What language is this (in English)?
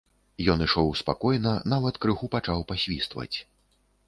Belarusian